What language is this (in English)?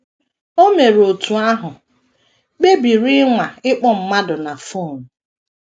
Igbo